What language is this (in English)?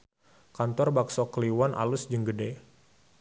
Sundanese